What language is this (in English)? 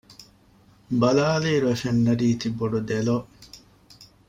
Divehi